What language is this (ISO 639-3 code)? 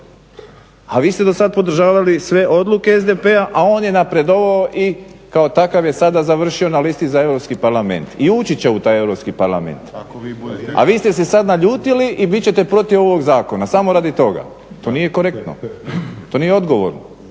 hrv